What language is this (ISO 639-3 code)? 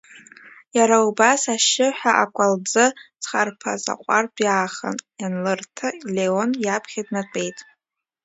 abk